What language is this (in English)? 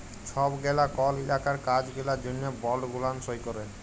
Bangla